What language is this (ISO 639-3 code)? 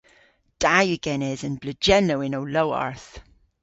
cor